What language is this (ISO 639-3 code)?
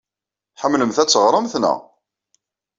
kab